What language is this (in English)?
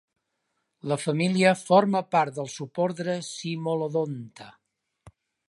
Catalan